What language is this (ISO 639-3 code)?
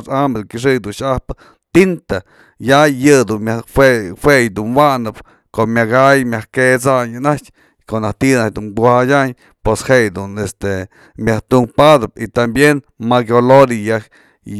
mzl